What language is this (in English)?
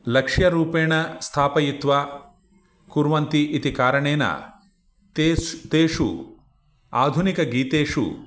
Sanskrit